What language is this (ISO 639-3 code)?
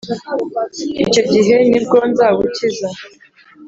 kin